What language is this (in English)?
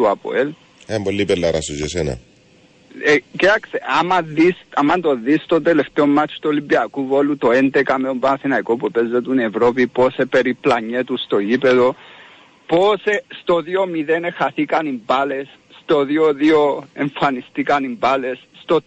Greek